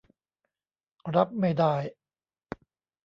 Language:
Thai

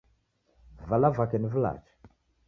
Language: Taita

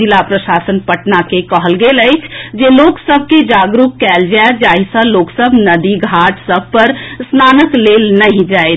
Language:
Maithili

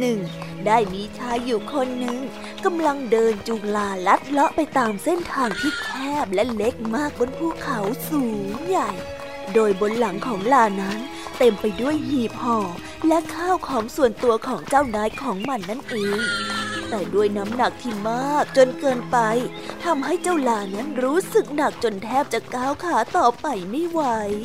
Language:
Thai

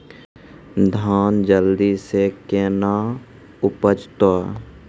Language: Maithili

